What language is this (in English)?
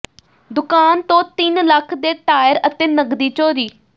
Punjabi